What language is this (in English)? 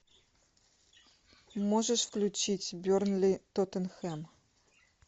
Russian